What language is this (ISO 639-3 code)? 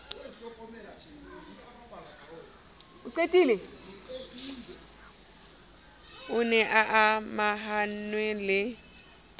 sot